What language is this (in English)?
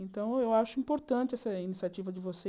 Portuguese